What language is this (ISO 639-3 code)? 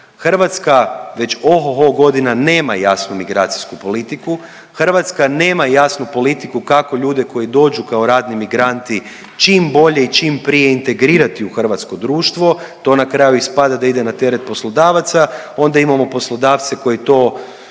hrv